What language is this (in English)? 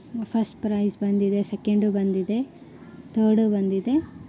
Kannada